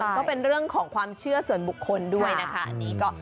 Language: Thai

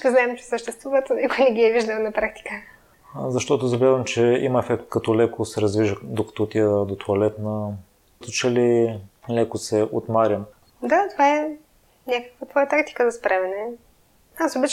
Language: Bulgarian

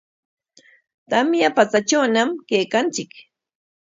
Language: Corongo Ancash Quechua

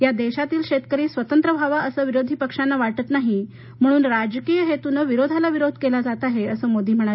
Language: Marathi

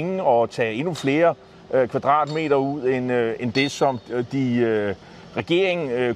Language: Danish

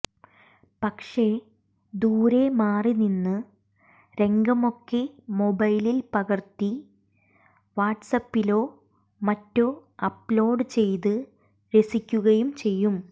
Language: Malayalam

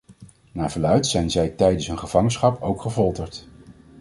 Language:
Dutch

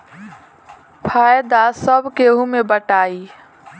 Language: Bhojpuri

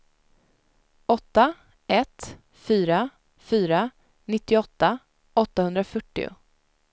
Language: Swedish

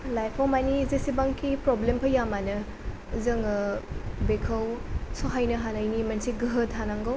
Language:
Bodo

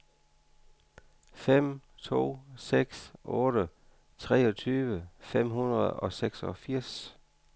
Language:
Danish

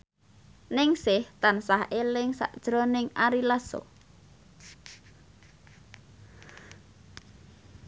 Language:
Javanese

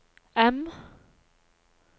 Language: Norwegian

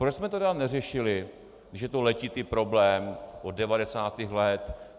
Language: Czech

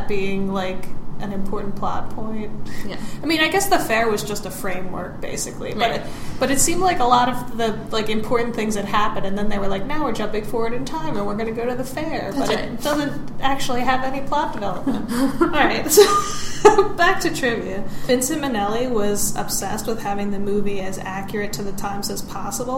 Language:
English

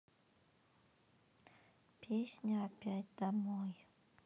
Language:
Russian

